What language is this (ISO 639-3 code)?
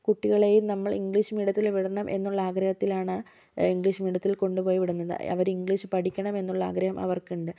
mal